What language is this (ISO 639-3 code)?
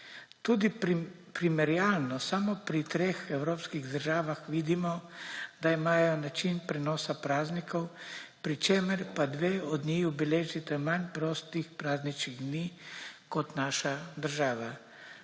slv